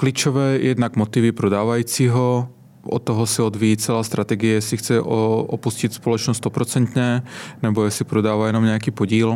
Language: Czech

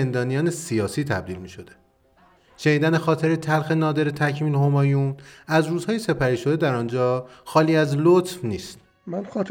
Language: Persian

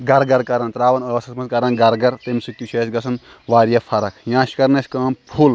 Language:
Kashmiri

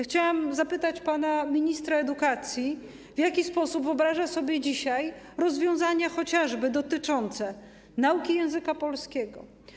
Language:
Polish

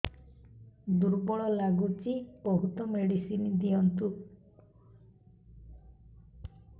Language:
Odia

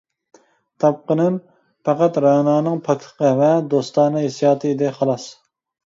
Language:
Uyghur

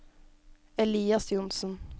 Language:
Norwegian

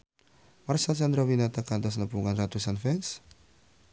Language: Sundanese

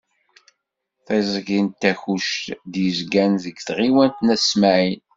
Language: Kabyle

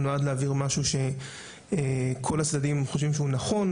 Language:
Hebrew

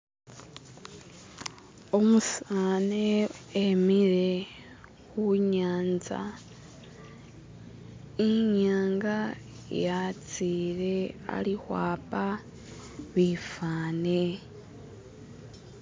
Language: Masaaba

